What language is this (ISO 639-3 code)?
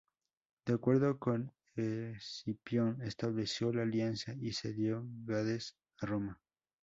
spa